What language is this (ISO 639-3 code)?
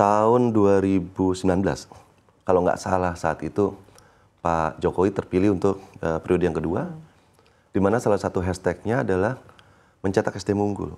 ind